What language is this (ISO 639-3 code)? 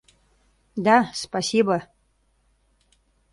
chm